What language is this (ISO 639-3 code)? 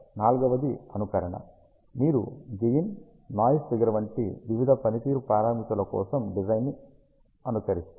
tel